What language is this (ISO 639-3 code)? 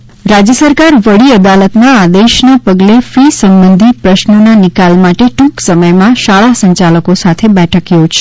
guj